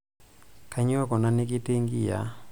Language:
Masai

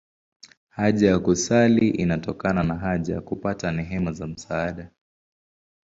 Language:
Swahili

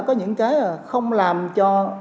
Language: Vietnamese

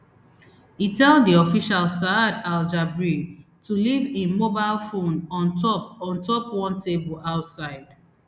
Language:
Nigerian Pidgin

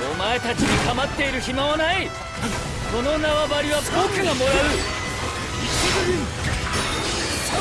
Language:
Japanese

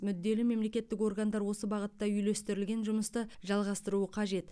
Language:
Kazakh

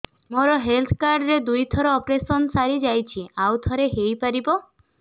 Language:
Odia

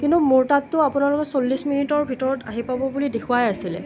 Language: Assamese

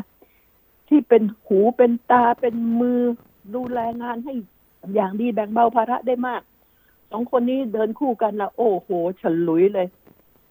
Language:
Thai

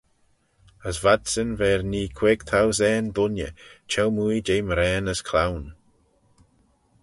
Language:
Manx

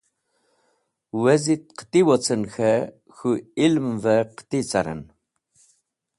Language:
Wakhi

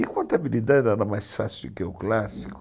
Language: Portuguese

